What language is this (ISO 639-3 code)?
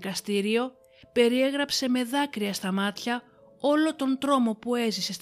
ell